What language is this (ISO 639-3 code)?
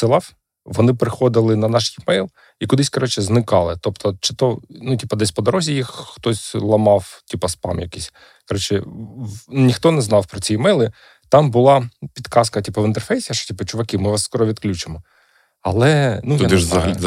ukr